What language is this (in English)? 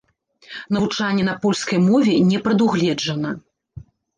Belarusian